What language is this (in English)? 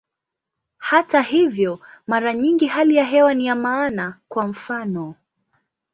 Swahili